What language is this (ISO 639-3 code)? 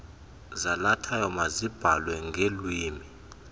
xho